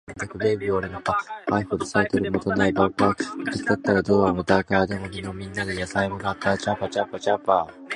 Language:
Japanese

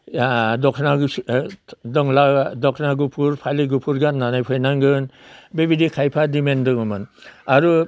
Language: Bodo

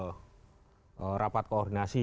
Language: Indonesian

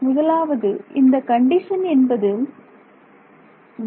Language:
Tamil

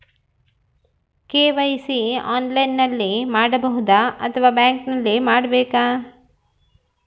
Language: Kannada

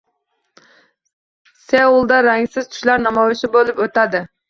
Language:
Uzbek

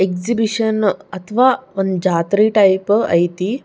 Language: Kannada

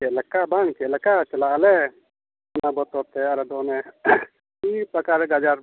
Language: Santali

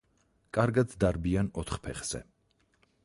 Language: Georgian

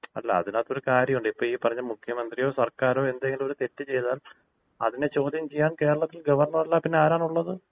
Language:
Malayalam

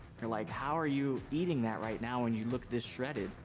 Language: English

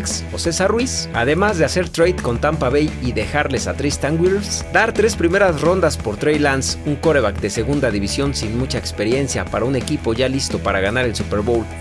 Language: Spanish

